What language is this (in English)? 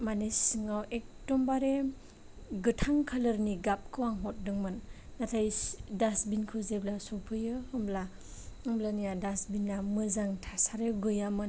Bodo